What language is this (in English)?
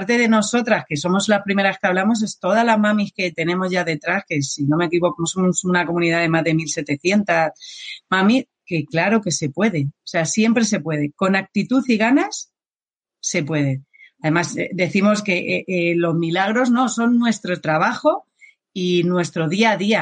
Spanish